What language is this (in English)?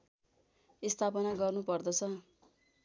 Nepali